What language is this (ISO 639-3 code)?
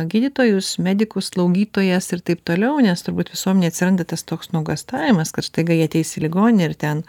lit